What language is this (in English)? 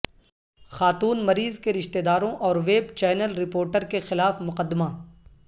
Urdu